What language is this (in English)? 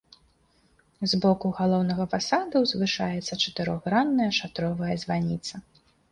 Belarusian